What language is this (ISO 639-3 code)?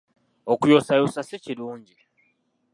lug